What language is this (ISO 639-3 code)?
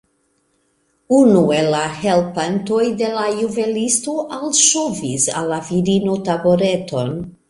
epo